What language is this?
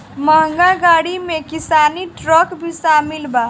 Bhojpuri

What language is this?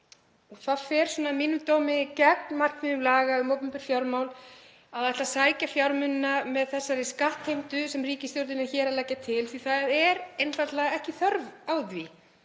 Icelandic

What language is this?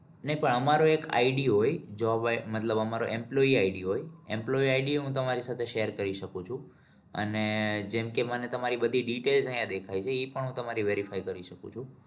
Gujarati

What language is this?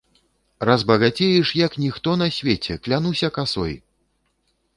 Belarusian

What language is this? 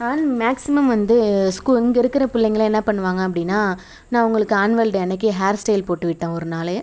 Tamil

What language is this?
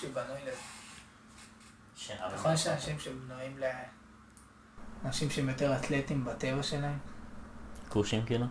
Hebrew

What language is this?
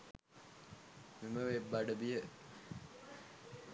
Sinhala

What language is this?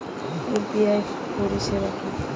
Bangla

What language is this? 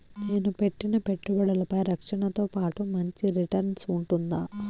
Telugu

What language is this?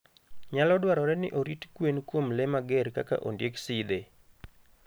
Luo (Kenya and Tanzania)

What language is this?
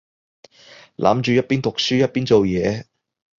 Cantonese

